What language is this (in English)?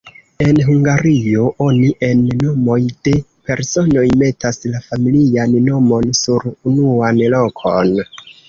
Esperanto